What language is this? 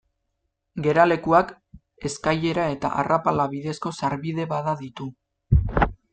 Basque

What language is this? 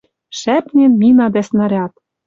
Western Mari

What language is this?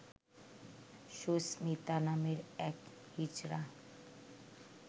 Bangla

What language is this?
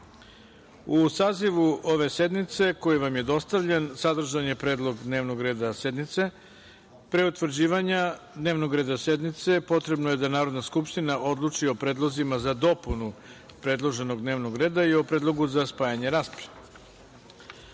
Serbian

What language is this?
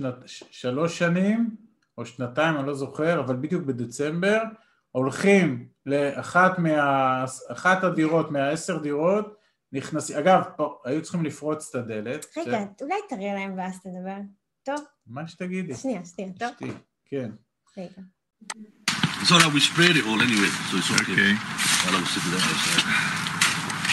Hebrew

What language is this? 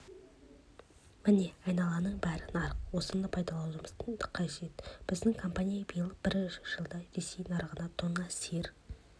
Kazakh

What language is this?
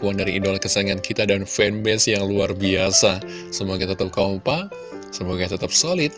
Indonesian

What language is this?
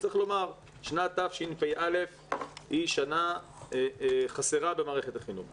Hebrew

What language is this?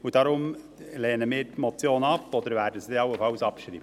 Swiss German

